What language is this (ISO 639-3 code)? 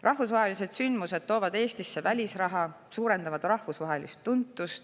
est